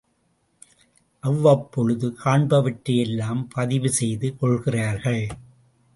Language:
Tamil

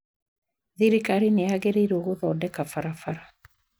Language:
Kikuyu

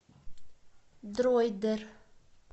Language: Russian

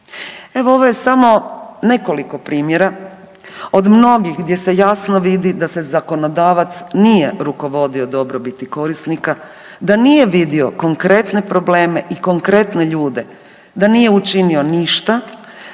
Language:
Croatian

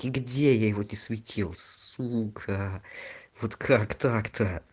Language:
Russian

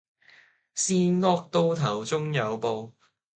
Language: Cantonese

